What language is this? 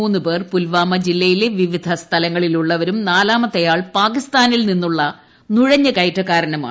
Malayalam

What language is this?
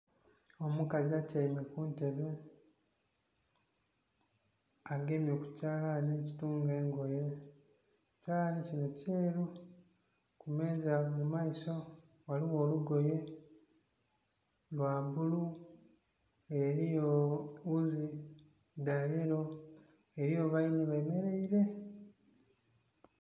Soga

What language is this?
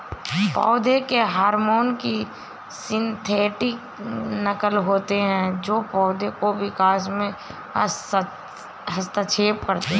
Hindi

